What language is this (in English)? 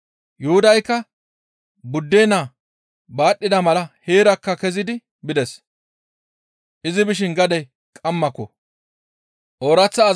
Gamo